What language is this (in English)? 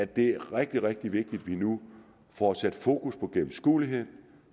Danish